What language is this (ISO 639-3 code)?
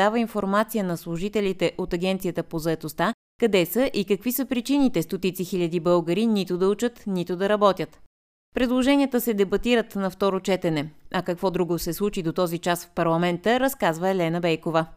bul